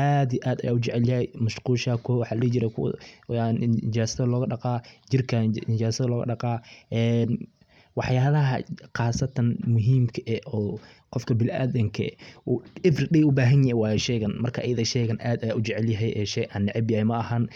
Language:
Somali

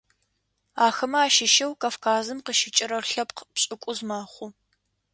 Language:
Adyghe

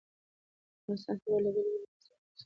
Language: Pashto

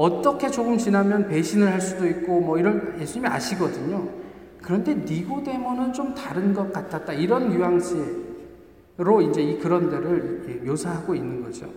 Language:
Korean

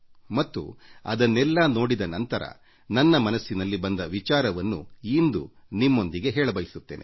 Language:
Kannada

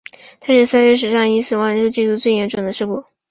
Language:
Chinese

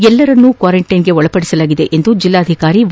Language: Kannada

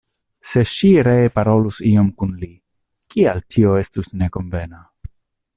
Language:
Esperanto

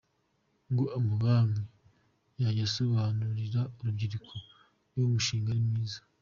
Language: Kinyarwanda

